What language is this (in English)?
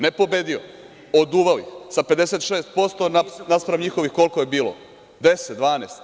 Serbian